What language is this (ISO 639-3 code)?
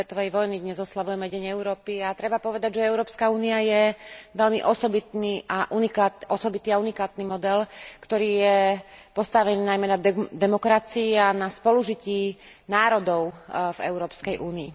slk